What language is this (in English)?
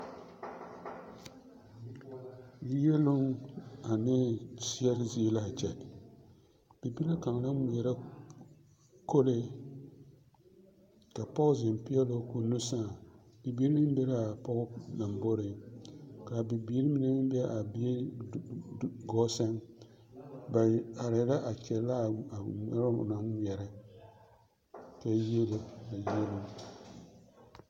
Southern Dagaare